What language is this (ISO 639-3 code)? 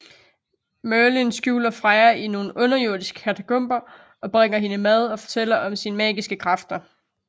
dan